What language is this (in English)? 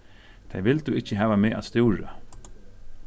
Faroese